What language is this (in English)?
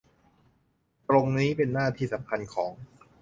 Thai